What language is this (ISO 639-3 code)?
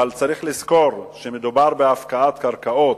heb